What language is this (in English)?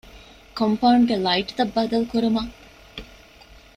Divehi